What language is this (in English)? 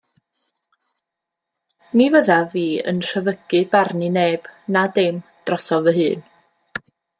Welsh